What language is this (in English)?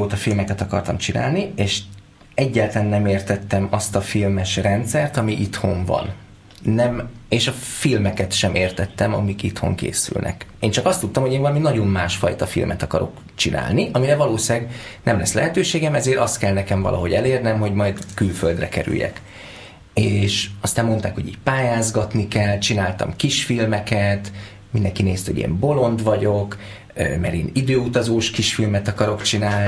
Hungarian